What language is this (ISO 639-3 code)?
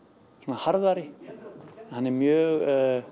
isl